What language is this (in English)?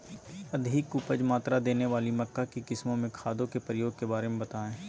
Magahi